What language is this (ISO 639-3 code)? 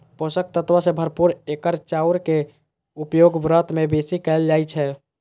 mai